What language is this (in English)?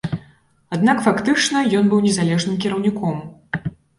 Belarusian